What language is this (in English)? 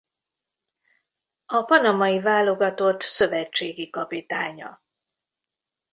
Hungarian